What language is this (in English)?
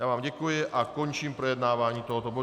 Czech